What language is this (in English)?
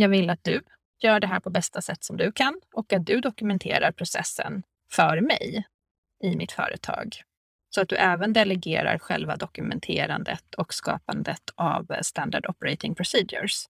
Swedish